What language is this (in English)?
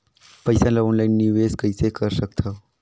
Chhattisgarhi